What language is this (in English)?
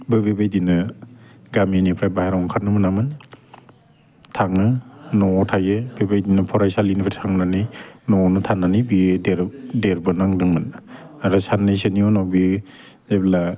Bodo